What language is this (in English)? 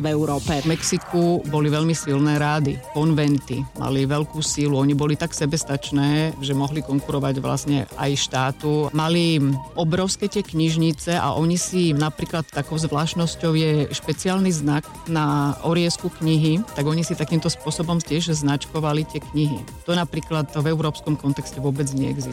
Slovak